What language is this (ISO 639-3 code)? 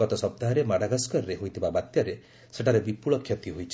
ori